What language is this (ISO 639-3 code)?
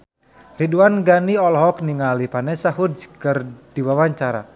sun